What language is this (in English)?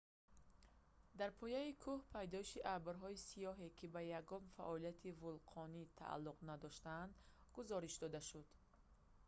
Tajik